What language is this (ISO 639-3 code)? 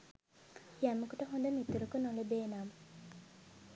sin